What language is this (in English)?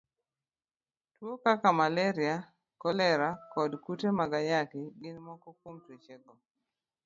Luo (Kenya and Tanzania)